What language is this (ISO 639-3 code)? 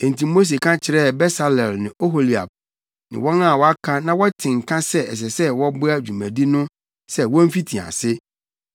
aka